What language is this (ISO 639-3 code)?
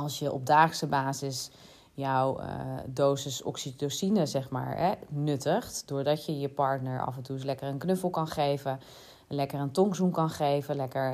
nld